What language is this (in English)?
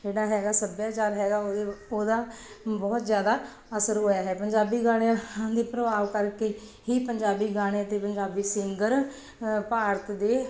Punjabi